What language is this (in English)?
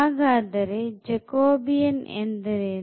Kannada